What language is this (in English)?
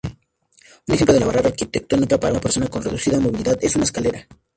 Spanish